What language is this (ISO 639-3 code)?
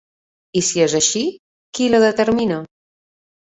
cat